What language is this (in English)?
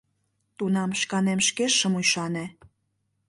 Mari